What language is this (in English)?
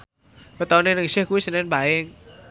Javanese